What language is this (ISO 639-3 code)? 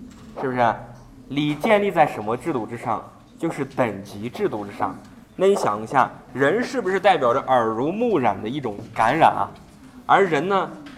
zho